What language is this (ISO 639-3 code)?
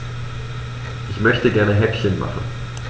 deu